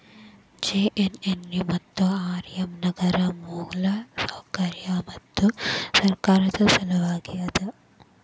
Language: Kannada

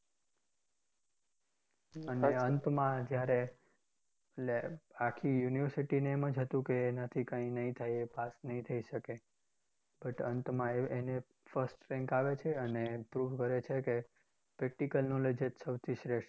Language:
Gujarati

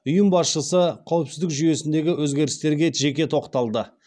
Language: Kazakh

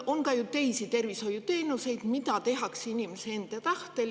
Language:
Estonian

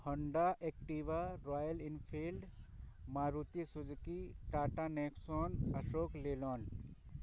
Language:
Urdu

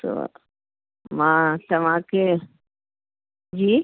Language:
Sindhi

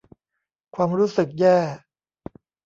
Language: Thai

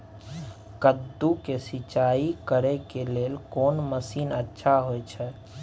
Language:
Maithili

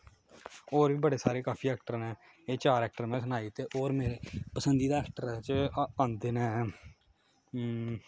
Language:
Dogri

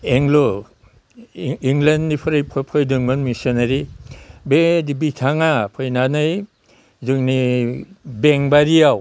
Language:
Bodo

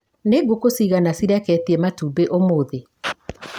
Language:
Kikuyu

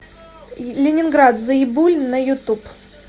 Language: Russian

